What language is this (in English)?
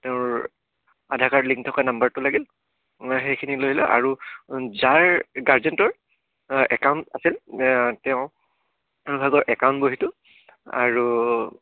Assamese